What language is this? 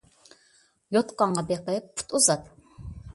Uyghur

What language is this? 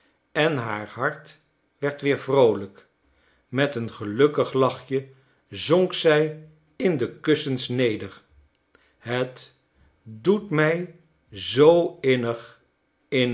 Dutch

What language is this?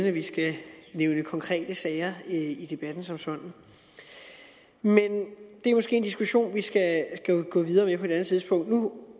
Danish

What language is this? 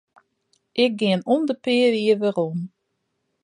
Western Frisian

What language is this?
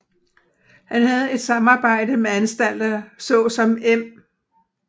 Danish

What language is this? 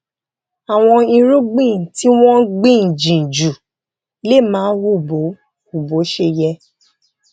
Yoruba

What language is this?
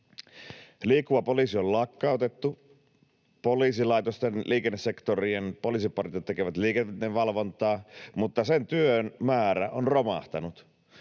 Finnish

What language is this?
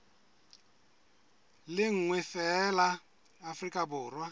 Southern Sotho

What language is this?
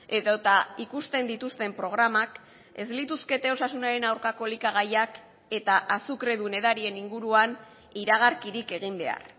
Basque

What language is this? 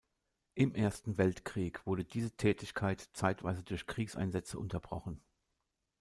German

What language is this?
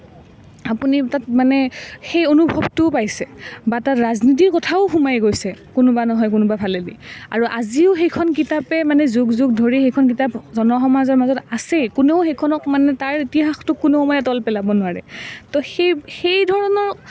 Assamese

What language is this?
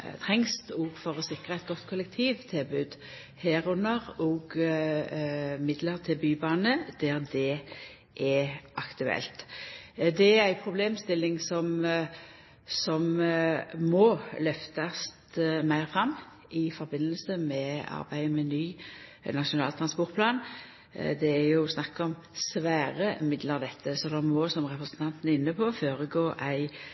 Norwegian Nynorsk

